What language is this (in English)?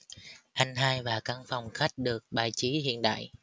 Vietnamese